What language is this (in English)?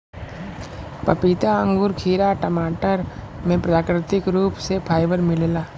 Bhojpuri